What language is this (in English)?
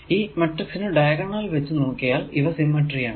Malayalam